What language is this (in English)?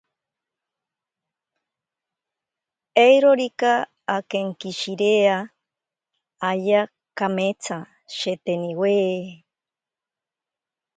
Ashéninka Perené